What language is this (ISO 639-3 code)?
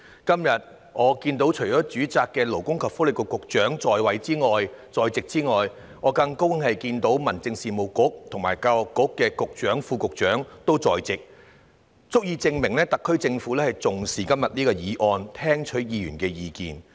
yue